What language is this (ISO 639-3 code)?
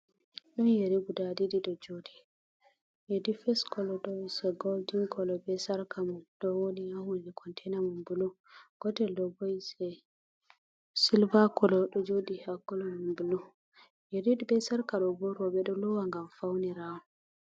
ful